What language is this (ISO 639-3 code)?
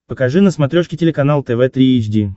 rus